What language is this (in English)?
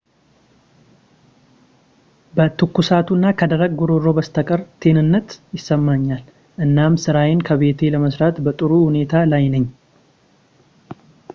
Amharic